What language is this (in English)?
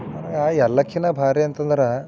Kannada